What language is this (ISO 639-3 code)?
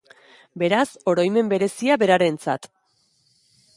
eus